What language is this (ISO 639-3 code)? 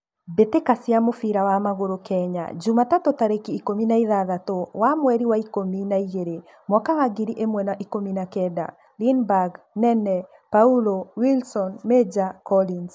kik